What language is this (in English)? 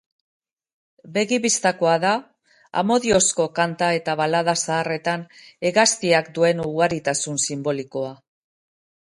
Basque